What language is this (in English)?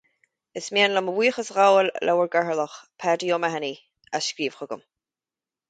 Irish